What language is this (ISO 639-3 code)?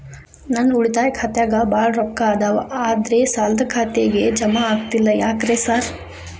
kan